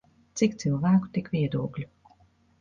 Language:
Latvian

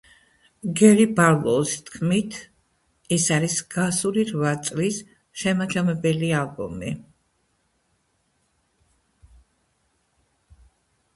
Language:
Georgian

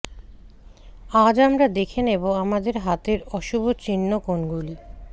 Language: Bangla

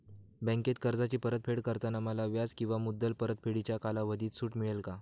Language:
Marathi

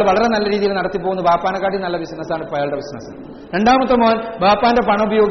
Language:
Malayalam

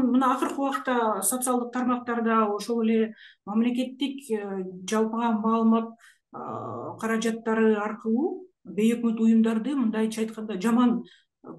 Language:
Turkish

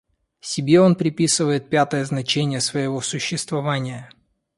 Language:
Russian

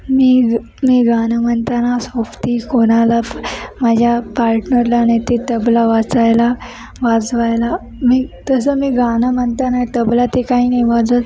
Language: Marathi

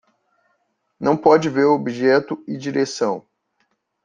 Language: Portuguese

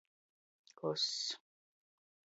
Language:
Latgalian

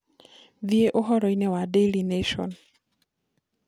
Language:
Kikuyu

